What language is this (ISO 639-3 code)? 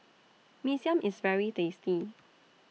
eng